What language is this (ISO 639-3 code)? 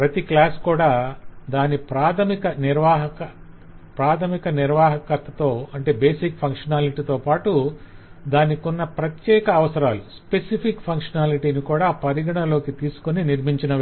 tel